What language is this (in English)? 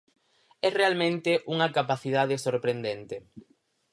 Galician